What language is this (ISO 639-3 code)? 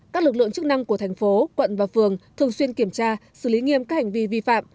vie